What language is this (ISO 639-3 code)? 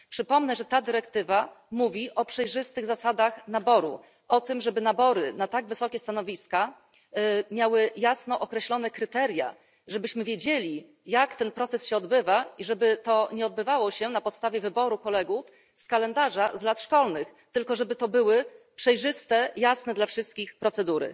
pol